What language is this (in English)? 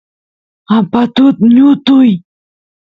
Santiago del Estero Quichua